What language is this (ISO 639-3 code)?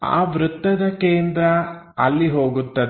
kan